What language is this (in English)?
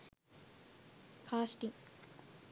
Sinhala